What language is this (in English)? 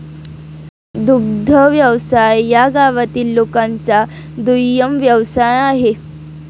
Marathi